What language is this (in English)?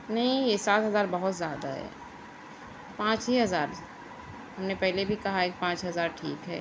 Urdu